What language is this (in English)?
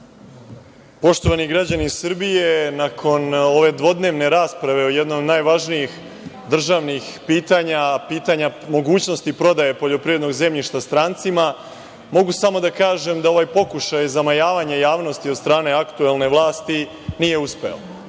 Serbian